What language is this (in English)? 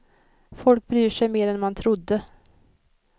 Swedish